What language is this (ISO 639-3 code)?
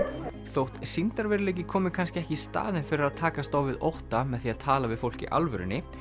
isl